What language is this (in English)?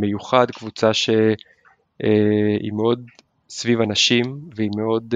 Hebrew